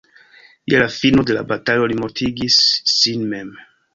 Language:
Esperanto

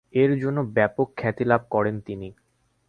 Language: Bangla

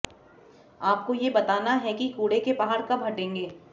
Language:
Hindi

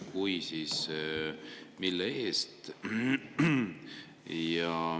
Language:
Estonian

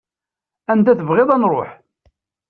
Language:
Kabyle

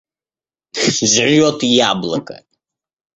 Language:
Russian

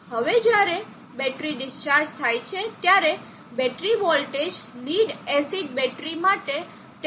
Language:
Gujarati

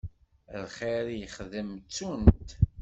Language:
Kabyle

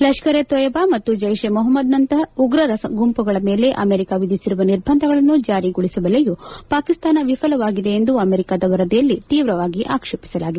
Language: Kannada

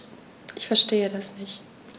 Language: German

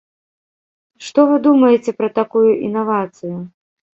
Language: Belarusian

